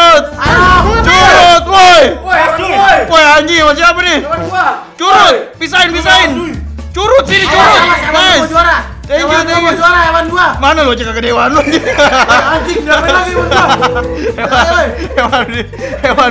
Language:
Indonesian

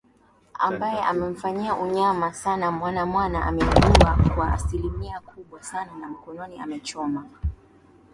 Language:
Swahili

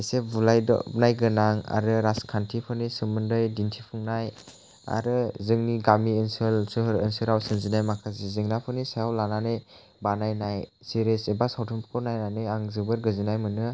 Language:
Bodo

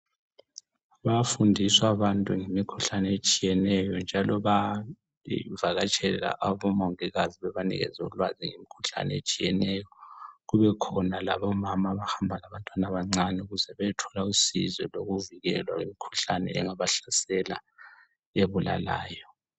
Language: North Ndebele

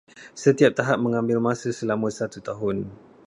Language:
Malay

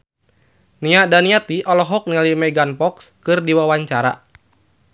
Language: Sundanese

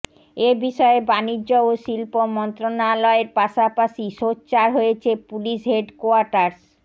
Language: Bangla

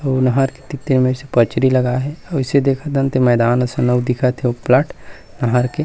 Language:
Chhattisgarhi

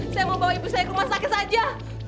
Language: Indonesian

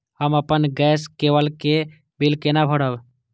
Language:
Maithili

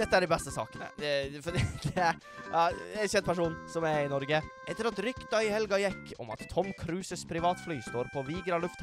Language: Norwegian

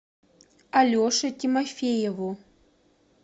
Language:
Russian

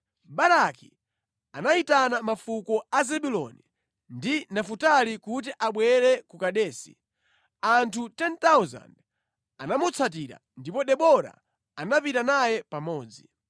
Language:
Nyanja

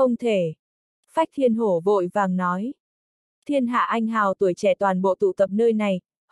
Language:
Vietnamese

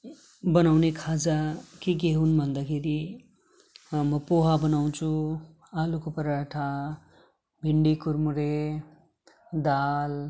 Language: Nepali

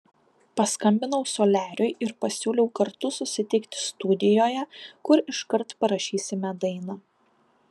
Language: Lithuanian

